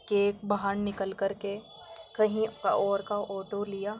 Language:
Urdu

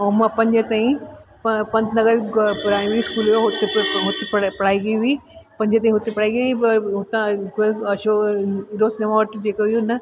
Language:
Sindhi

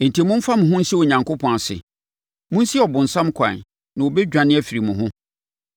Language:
Akan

